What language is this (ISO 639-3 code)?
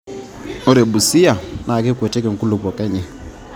mas